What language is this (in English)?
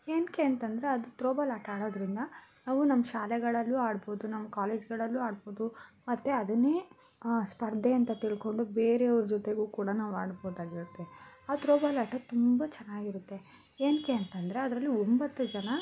Kannada